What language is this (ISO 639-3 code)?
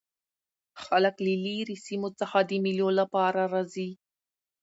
pus